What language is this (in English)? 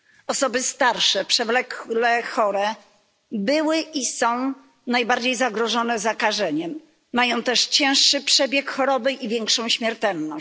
Polish